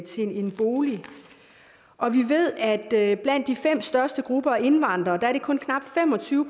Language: Danish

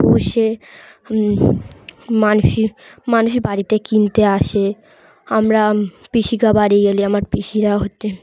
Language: Bangla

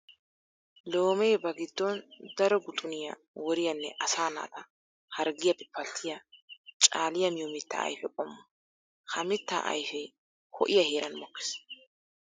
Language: Wolaytta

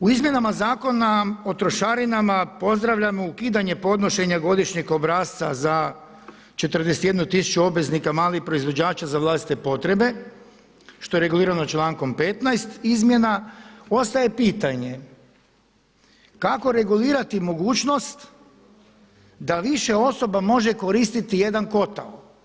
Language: Croatian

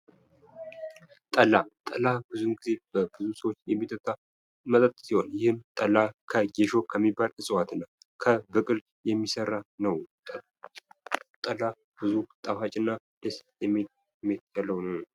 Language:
Amharic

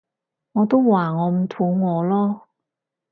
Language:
Cantonese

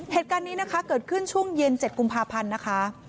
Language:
Thai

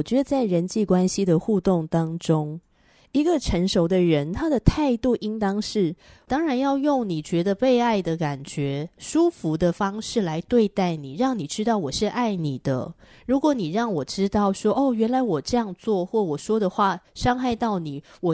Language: Chinese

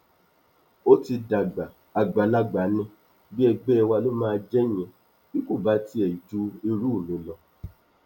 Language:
Yoruba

